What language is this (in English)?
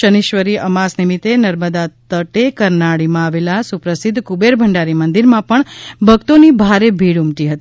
Gujarati